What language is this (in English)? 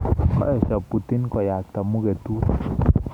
Kalenjin